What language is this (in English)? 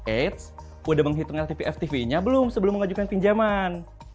Indonesian